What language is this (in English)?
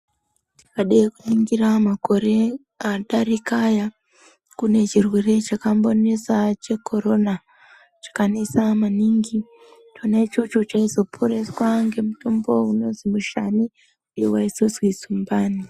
Ndau